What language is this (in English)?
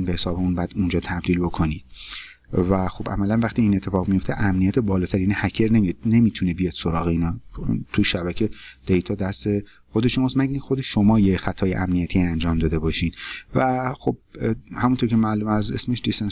Persian